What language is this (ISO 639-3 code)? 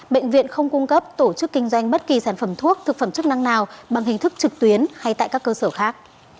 vie